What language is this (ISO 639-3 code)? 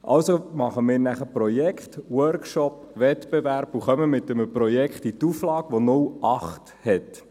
gsw